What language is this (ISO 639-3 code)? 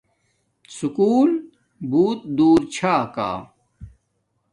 dmk